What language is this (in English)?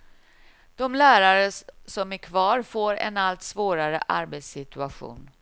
Swedish